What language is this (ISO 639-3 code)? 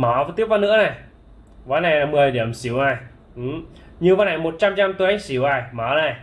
vie